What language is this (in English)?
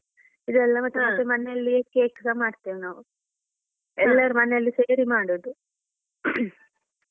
Kannada